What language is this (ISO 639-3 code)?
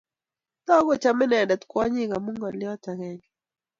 kln